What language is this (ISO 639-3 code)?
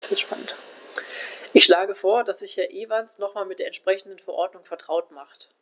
deu